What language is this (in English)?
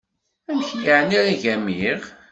Kabyle